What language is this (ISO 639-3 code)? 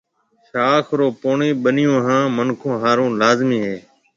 mve